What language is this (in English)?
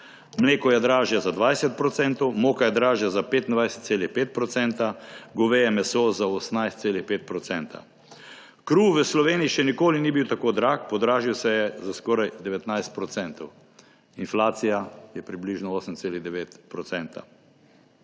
Slovenian